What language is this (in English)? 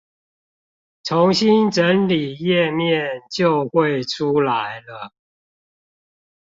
Chinese